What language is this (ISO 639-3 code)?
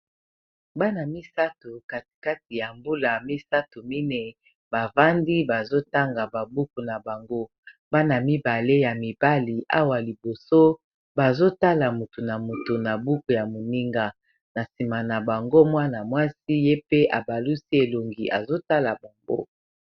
lin